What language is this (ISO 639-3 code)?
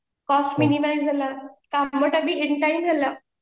ori